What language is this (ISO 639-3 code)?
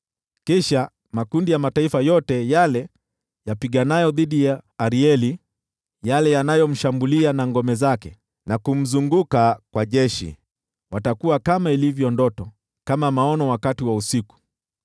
swa